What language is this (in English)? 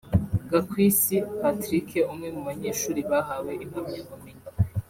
Kinyarwanda